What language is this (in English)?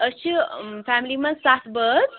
Kashmiri